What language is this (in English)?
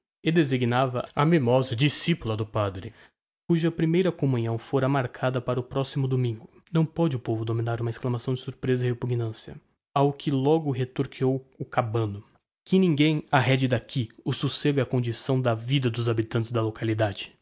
Portuguese